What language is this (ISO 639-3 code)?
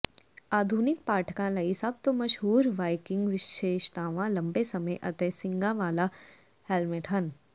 pan